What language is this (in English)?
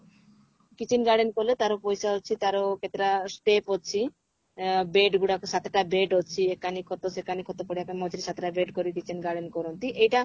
Odia